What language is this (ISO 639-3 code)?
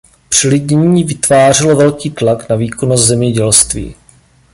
ces